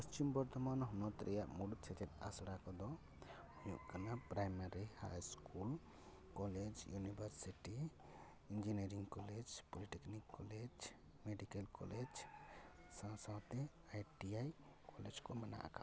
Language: Santali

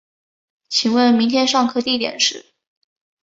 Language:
Chinese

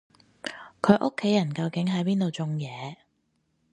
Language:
Cantonese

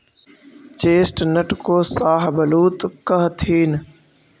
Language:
Magahi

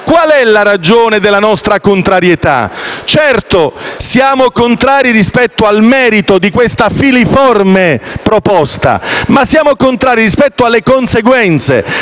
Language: Italian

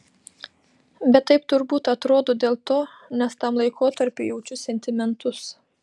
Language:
Lithuanian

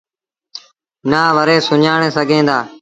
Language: Sindhi Bhil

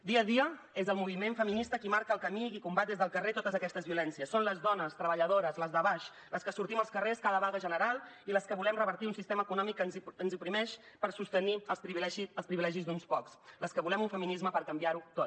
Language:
Catalan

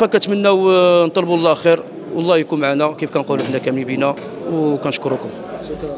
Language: Arabic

